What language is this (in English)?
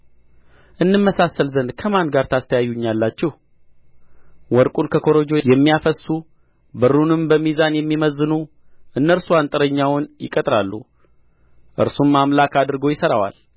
Amharic